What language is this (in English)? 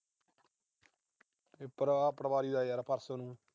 Punjabi